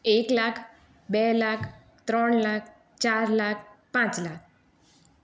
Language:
Gujarati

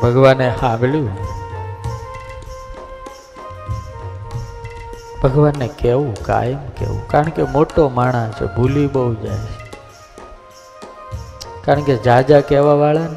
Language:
Gujarati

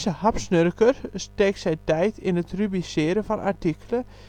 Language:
Dutch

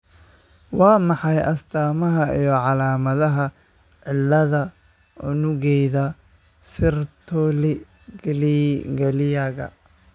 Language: Somali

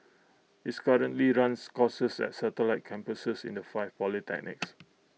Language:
English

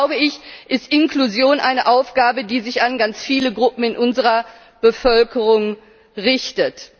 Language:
German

